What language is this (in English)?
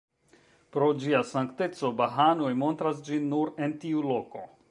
Esperanto